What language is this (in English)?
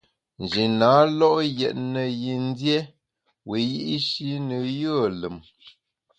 Bamun